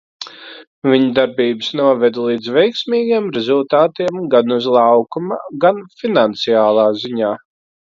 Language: Latvian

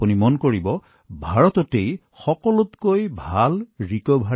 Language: Assamese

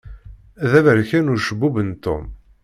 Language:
Kabyle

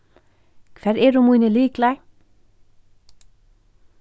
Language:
Faroese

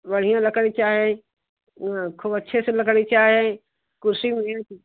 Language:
Hindi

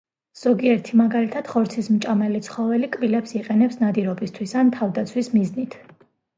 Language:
Georgian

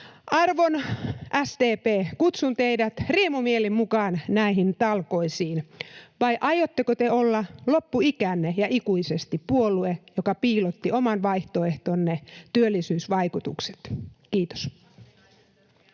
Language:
Finnish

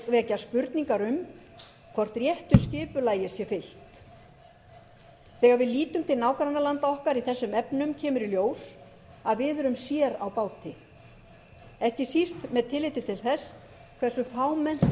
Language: Icelandic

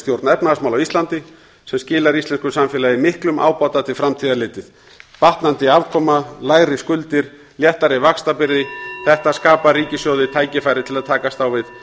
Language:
Icelandic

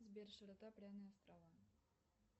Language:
Russian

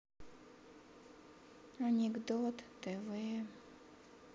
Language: Russian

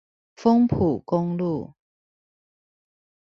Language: Chinese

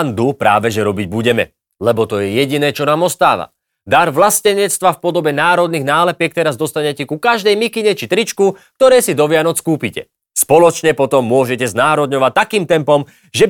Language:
Slovak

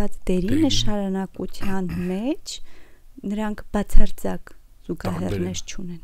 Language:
Romanian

